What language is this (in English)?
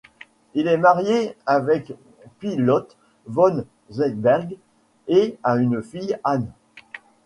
French